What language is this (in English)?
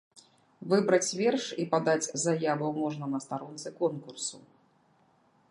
Belarusian